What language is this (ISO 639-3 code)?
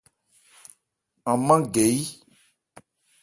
ebr